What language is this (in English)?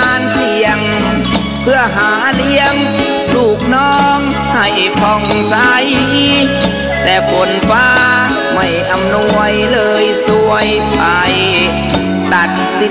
Thai